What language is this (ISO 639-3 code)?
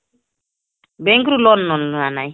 ori